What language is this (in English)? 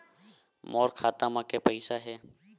Chhattisgarhi